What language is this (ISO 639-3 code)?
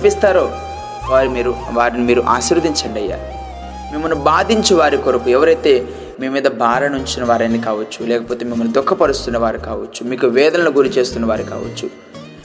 tel